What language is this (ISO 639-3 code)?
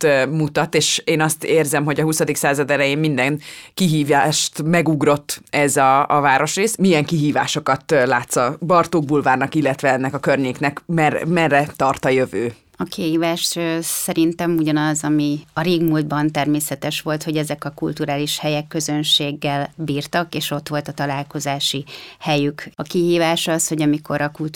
hun